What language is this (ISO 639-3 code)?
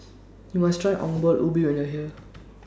eng